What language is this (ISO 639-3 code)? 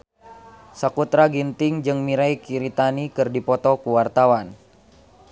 sun